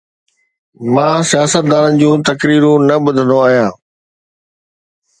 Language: Sindhi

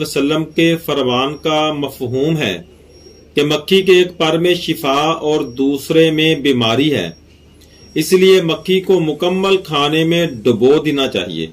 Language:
Hindi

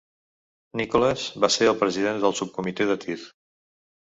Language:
Catalan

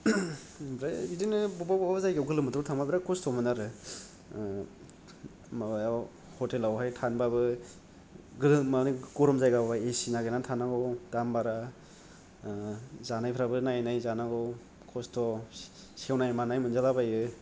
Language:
Bodo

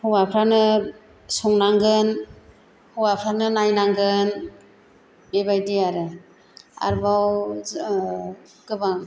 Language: Bodo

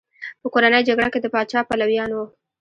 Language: Pashto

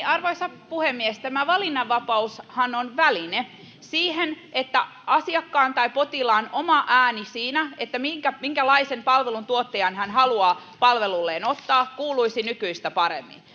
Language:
Finnish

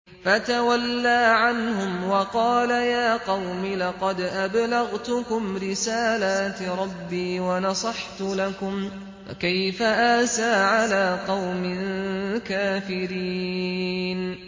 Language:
Arabic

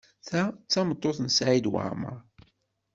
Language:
Kabyle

